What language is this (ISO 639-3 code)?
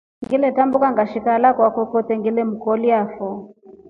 rof